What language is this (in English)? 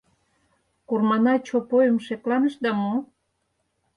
Mari